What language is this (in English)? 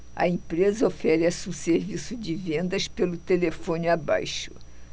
Portuguese